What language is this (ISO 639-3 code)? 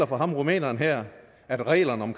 dan